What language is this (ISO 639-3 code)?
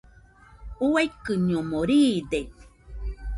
hux